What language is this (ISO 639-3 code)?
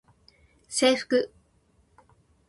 jpn